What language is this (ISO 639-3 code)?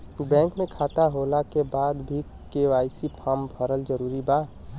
bho